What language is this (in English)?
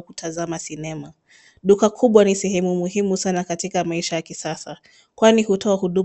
Swahili